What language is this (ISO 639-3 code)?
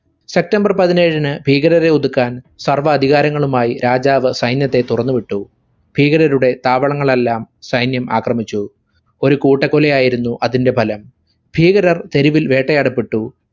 mal